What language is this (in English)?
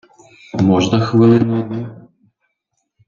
Ukrainian